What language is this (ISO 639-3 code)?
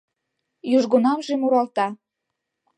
chm